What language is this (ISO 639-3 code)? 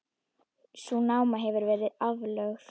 isl